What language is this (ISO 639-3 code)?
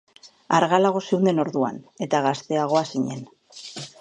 eus